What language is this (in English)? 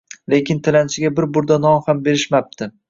Uzbek